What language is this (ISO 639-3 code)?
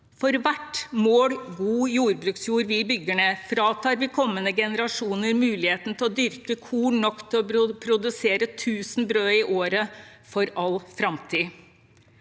nor